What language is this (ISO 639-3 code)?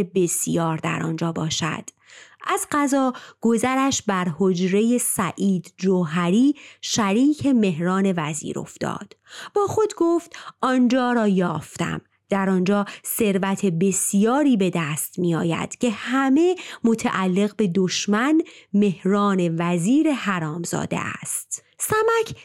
fas